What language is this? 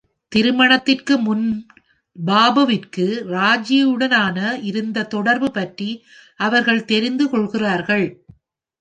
Tamil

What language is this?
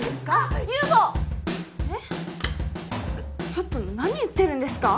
Japanese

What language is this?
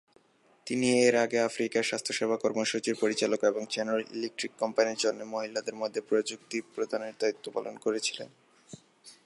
Bangla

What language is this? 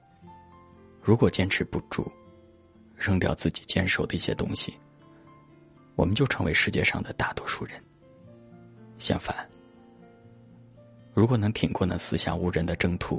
Chinese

